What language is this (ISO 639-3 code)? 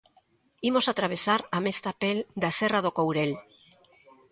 glg